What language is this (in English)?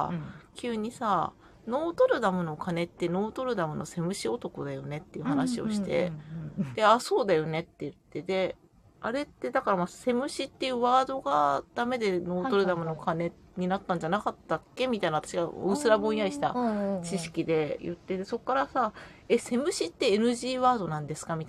Japanese